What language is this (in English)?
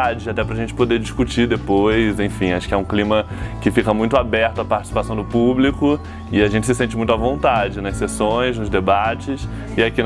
Portuguese